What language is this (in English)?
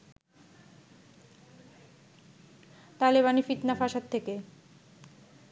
Bangla